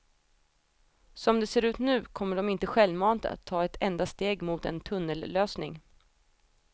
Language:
Swedish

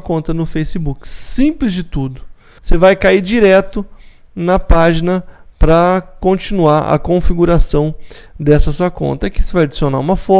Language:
Portuguese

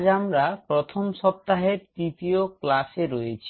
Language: Bangla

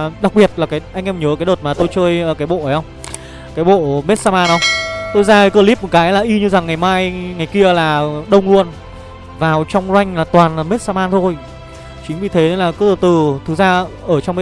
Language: Vietnamese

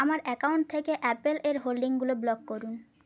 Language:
Bangla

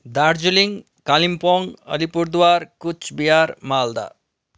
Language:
Nepali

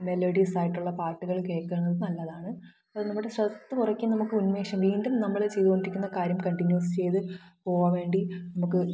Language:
Malayalam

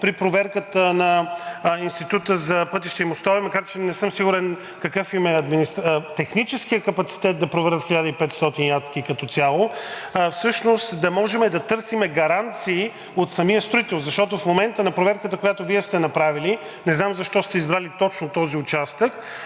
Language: Bulgarian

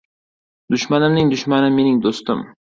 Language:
Uzbek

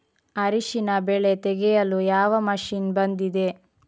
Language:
Kannada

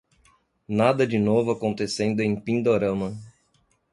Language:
Portuguese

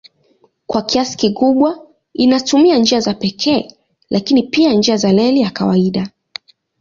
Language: Swahili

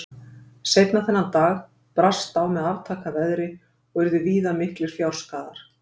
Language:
Icelandic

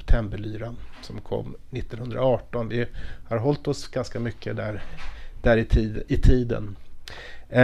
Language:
Swedish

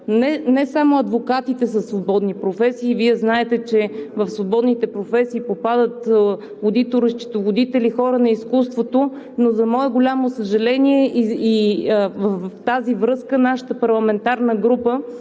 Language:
Bulgarian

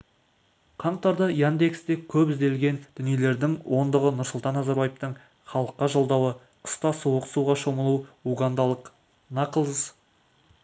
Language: Kazakh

